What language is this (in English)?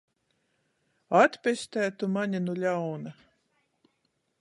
Latgalian